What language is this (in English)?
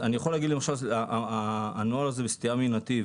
Hebrew